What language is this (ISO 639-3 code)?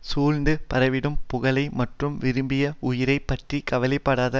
tam